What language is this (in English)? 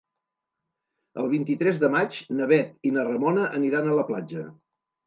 Catalan